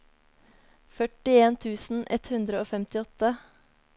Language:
Norwegian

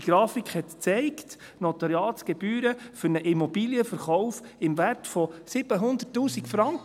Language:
Swiss German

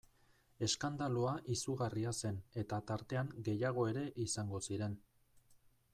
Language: Basque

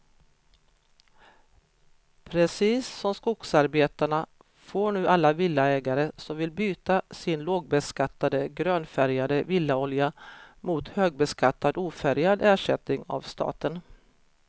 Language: Swedish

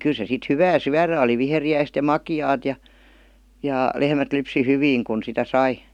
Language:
Finnish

